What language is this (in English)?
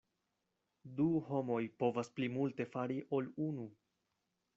Esperanto